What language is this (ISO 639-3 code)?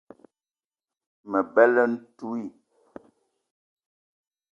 eto